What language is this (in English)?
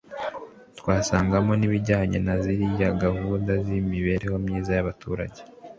Kinyarwanda